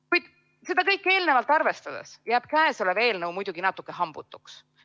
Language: Estonian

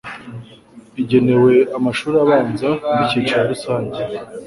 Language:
Kinyarwanda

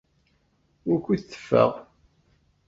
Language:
Kabyle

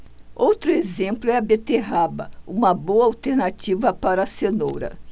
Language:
Portuguese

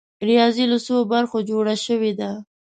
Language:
Pashto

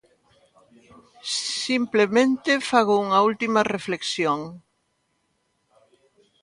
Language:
Galician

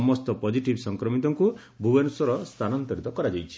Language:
Odia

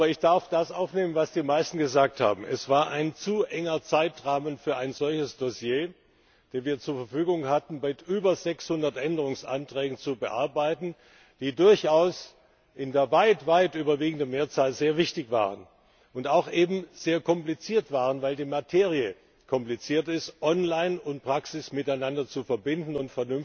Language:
German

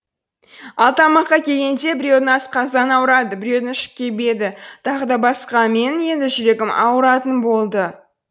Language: Kazakh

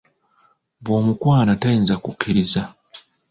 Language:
Ganda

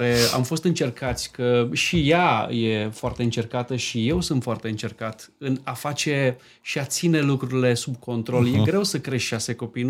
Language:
Romanian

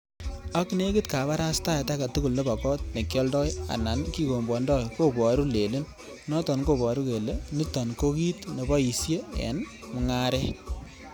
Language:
Kalenjin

